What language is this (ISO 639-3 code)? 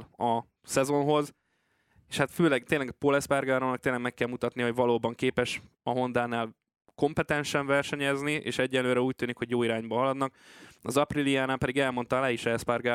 hun